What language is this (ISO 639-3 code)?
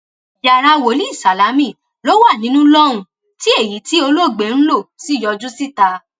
yor